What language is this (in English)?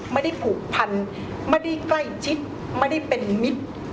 Thai